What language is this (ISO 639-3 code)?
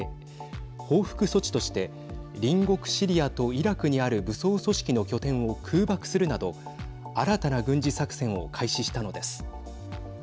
jpn